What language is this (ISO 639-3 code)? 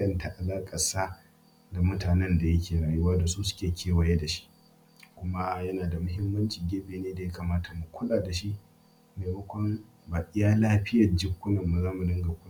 hau